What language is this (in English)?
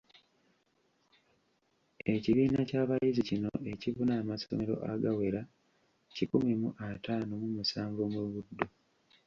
Ganda